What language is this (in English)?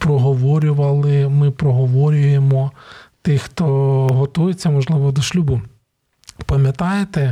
Ukrainian